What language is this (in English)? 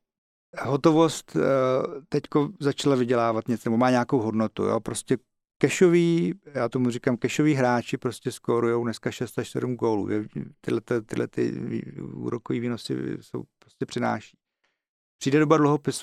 Czech